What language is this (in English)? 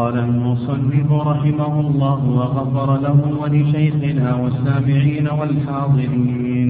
Arabic